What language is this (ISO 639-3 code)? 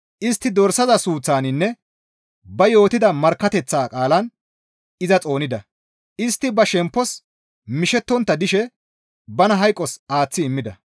gmv